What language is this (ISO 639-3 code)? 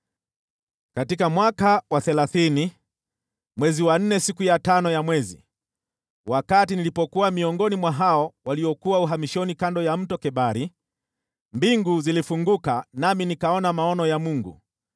swa